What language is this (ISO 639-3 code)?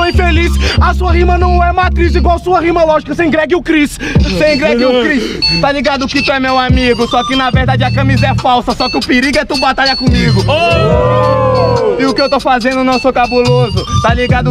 por